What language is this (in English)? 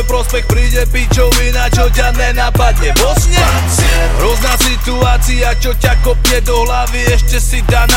Slovak